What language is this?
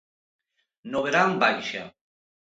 Galician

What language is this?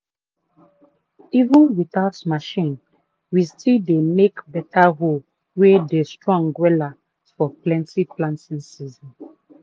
Nigerian Pidgin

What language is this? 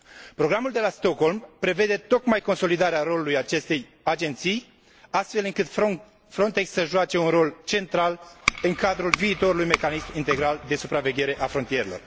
Romanian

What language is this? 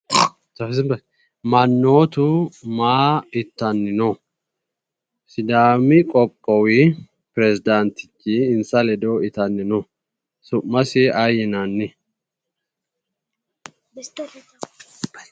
Sidamo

